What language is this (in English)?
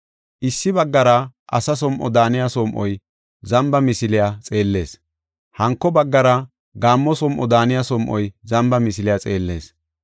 Gofa